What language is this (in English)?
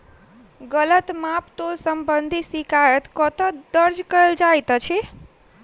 Maithili